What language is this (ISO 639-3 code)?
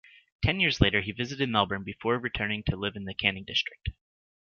eng